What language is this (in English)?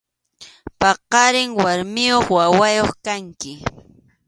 Arequipa-La Unión Quechua